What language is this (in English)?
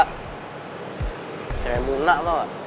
Indonesian